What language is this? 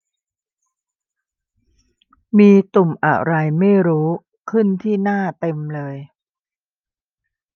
Thai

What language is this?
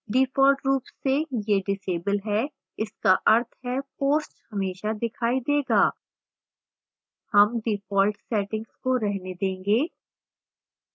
Hindi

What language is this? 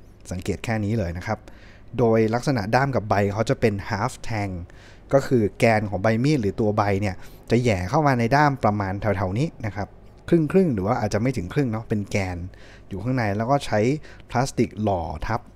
Thai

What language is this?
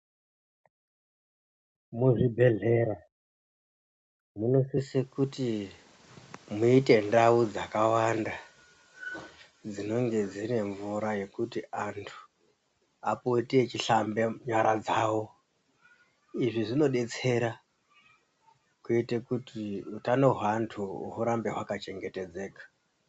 Ndau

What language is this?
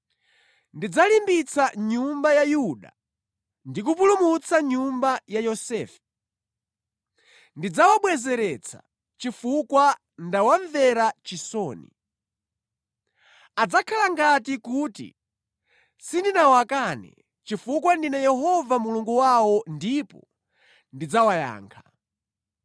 Nyanja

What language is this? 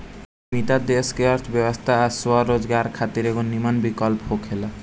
Bhojpuri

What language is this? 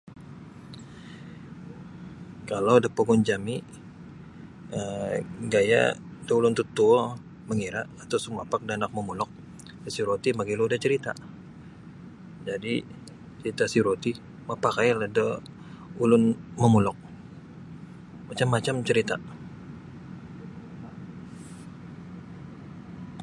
Sabah Bisaya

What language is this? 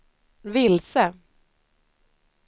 Swedish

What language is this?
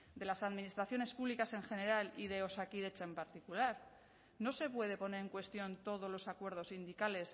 Spanish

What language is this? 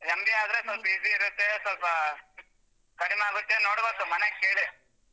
Kannada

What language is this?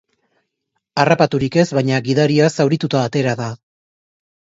Basque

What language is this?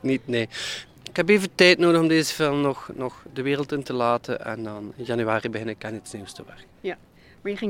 Dutch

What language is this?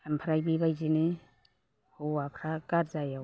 Bodo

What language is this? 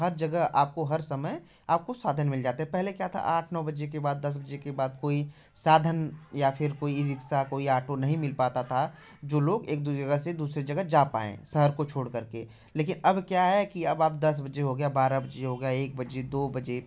Hindi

